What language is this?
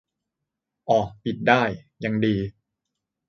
Thai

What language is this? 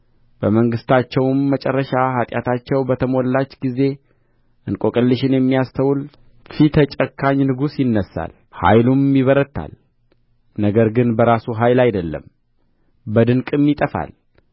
Amharic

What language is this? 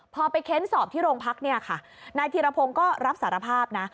Thai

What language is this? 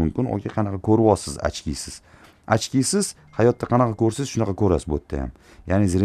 Turkish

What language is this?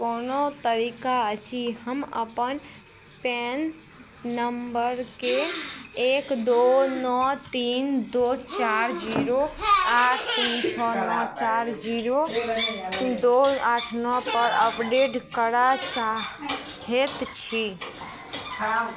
Maithili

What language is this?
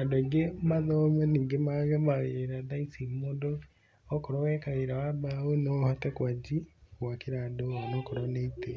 Kikuyu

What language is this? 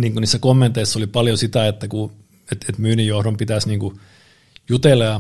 Finnish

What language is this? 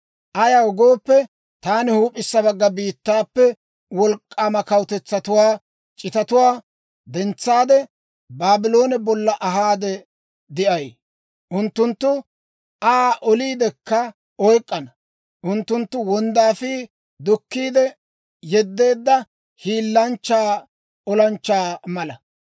Dawro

